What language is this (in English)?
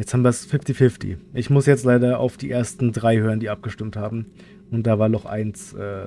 German